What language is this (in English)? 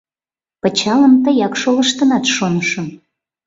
Mari